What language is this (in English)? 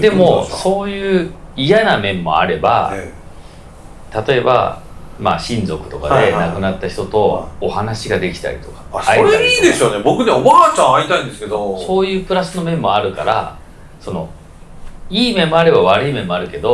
Japanese